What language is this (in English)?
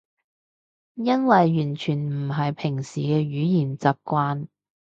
Cantonese